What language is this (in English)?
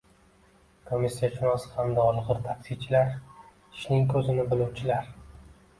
Uzbek